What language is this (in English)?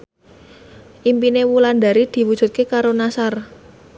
Javanese